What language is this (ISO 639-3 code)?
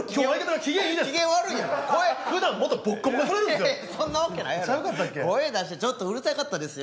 jpn